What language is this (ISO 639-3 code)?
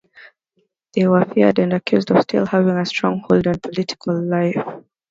eng